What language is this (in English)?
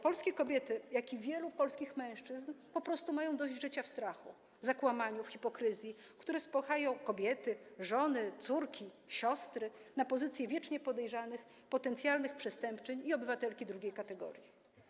Polish